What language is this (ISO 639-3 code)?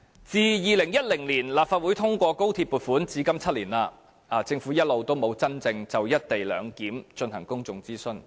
yue